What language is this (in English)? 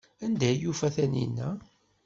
Kabyle